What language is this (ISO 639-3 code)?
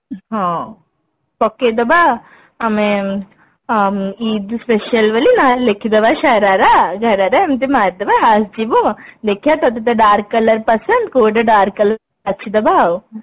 ori